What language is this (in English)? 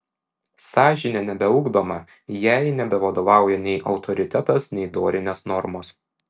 Lithuanian